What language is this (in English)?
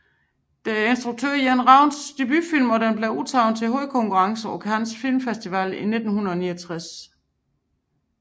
Danish